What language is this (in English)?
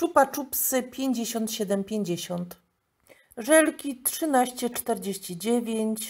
Polish